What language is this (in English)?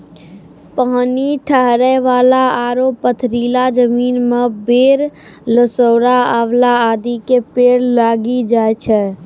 Maithili